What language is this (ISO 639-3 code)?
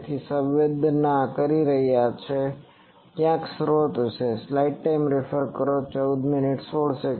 guj